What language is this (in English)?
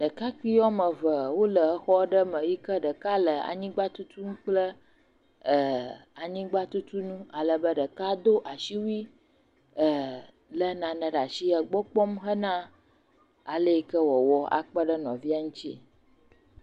Ewe